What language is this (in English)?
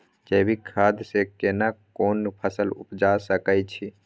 Maithili